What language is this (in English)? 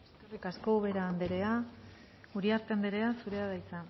Basque